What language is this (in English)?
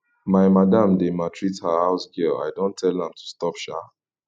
Nigerian Pidgin